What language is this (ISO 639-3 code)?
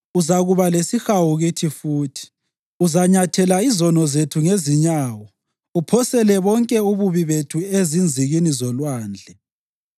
nde